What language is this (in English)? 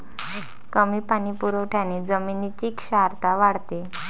Marathi